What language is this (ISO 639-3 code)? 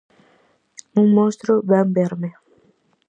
glg